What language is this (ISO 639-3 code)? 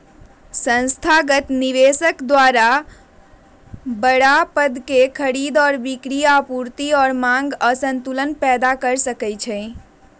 mag